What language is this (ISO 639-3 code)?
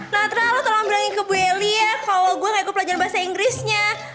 ind